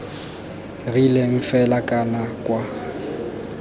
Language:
Tswana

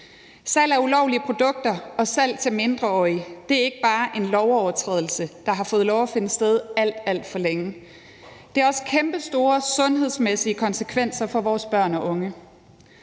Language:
Danish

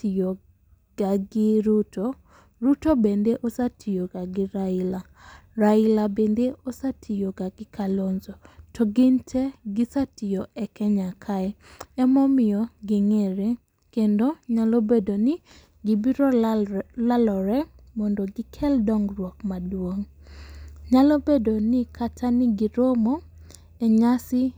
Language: Luo (Kenya and Tanzania)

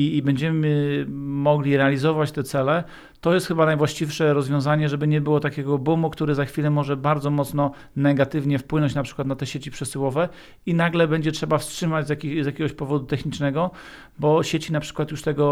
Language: Polish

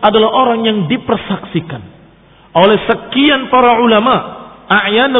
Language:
Indonesian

